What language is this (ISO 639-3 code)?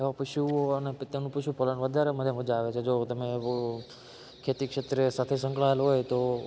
guj